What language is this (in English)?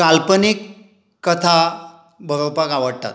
Konkani